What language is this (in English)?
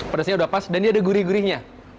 Indonesian